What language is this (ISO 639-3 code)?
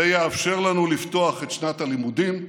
heb